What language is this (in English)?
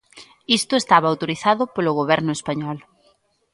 Galician